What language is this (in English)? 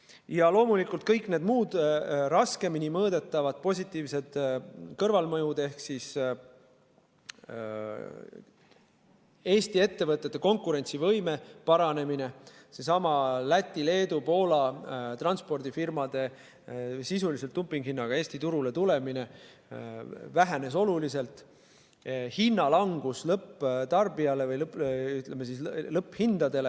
Estonian